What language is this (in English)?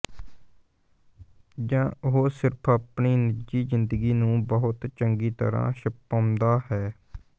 Punjabi